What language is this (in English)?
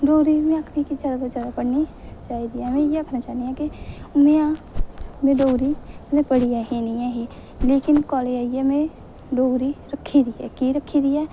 Dogri